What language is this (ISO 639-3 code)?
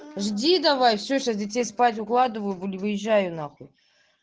rus